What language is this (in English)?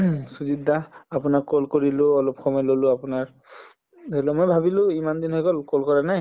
Assamese